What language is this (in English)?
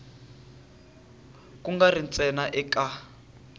Tsonga